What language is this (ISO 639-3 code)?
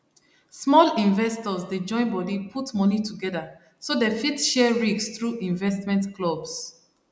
pcm